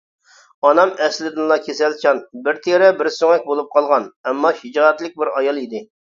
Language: Uyghur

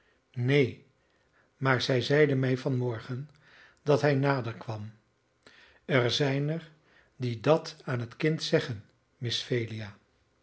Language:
Dutch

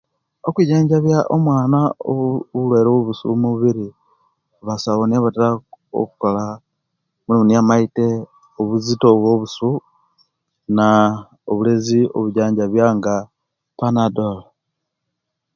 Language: Kenyi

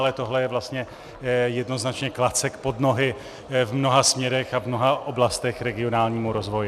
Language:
Czech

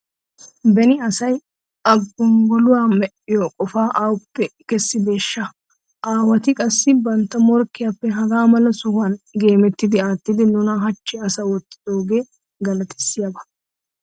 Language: Wolaytta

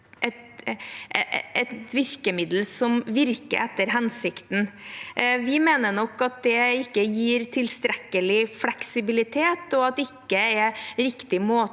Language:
Norwegian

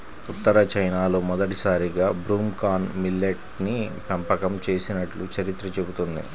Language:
Telugu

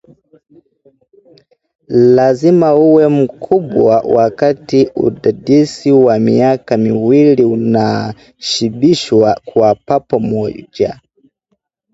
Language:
Swahili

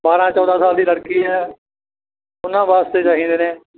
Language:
Punjabi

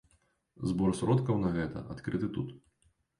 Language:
Belarusian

